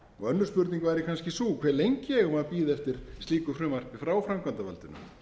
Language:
Icelandic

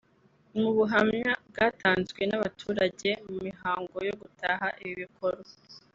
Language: Kinyarwanda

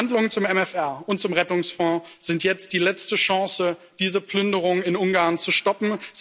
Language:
German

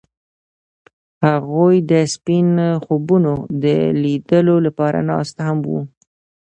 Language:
Pashto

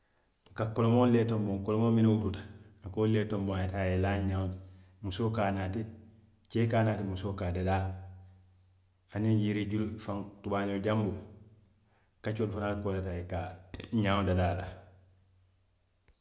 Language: Western Maninkakan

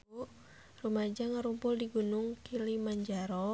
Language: Sundanese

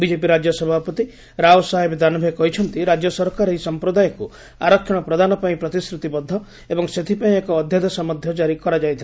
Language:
Odia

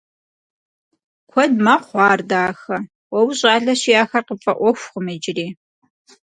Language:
Kabardian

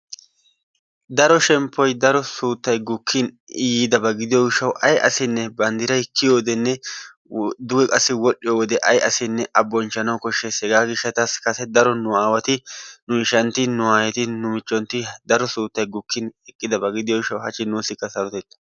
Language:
Wolaytta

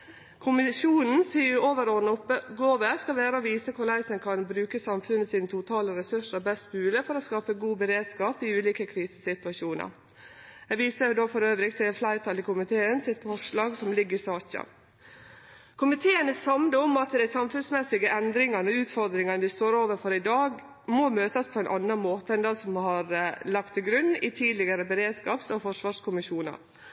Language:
Norwegian Nynorsk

